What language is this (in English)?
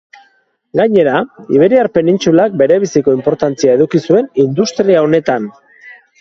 Basque